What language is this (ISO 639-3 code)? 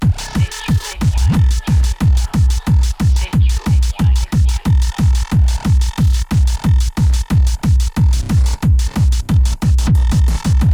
fra